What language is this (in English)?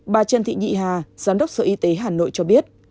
Vietnamese